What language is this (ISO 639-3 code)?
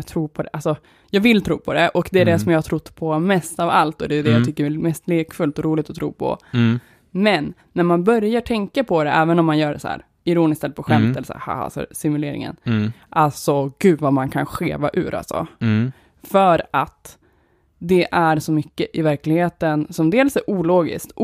swe